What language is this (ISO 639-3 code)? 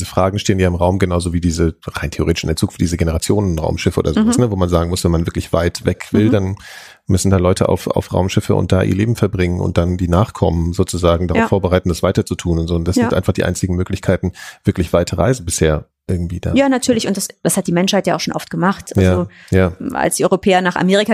deu